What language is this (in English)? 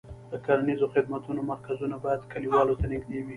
Pashto